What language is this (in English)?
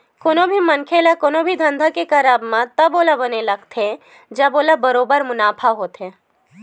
Chhattisgarhi